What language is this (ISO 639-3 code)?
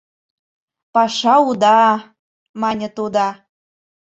chm